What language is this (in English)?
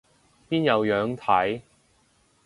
Cantonese